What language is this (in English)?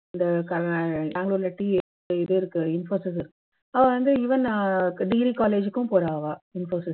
Tamil